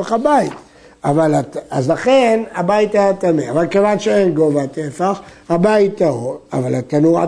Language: Hebrew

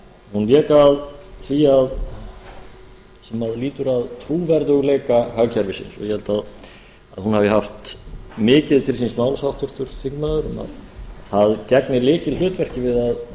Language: Icelandic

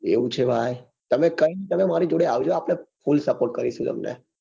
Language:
Gujarati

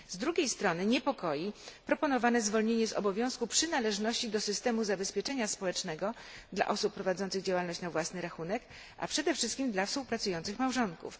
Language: Polish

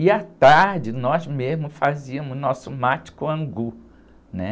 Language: Portuguese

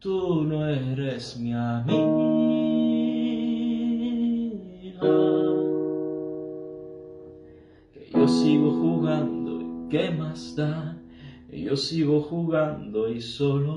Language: Italian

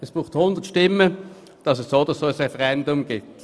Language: Swiss German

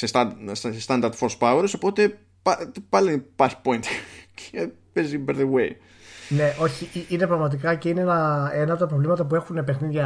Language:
Greek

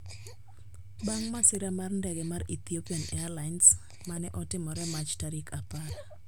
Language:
Luo (Kenya and Tanzania)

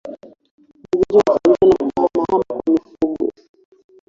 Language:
Swahili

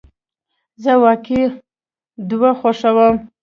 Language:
Pashto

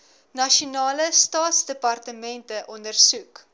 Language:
Afrikaans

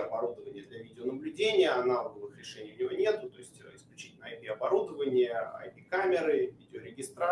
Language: Russian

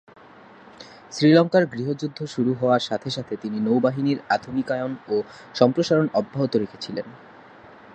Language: Bangla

